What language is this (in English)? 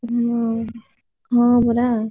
Odia